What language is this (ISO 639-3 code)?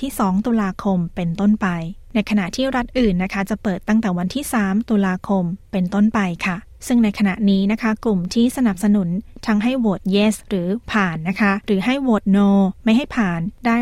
tha